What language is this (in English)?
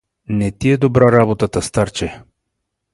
Bulgarian